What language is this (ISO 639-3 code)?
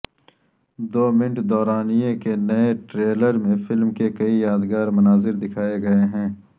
urd